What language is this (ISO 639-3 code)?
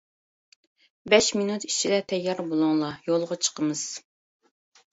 uig